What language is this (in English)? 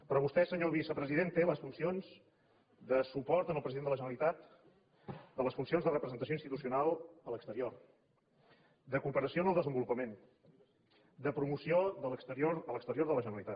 Catalan